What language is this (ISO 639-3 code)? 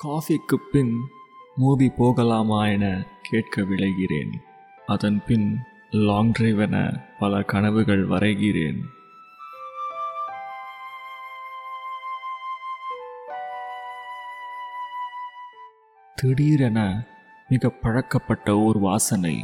tam